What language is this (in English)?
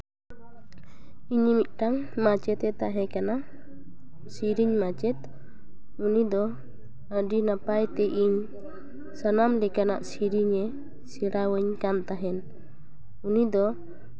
Santali